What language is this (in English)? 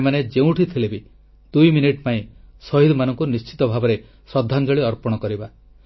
Odia